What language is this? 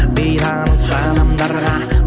Kazakh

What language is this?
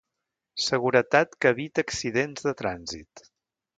Catalan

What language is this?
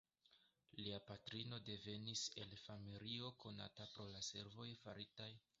Esperanto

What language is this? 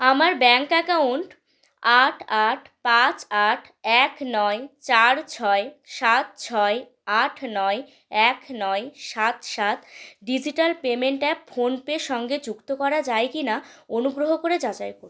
Bangla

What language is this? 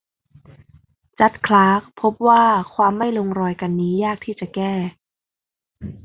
Thai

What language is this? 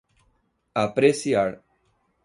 Portuguese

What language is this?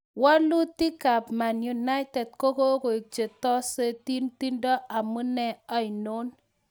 Kalenjin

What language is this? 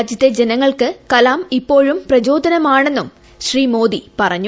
Malayalam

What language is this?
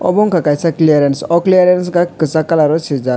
Kok Borok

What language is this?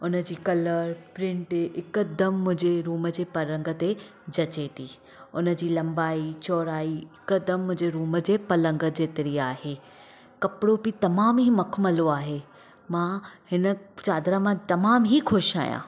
Sindhi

